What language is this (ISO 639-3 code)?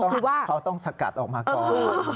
tha